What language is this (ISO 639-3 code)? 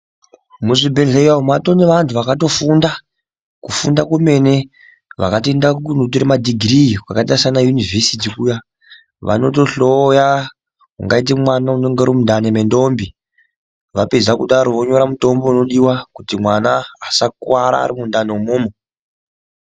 ndc